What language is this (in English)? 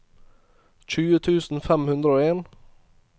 Norwegian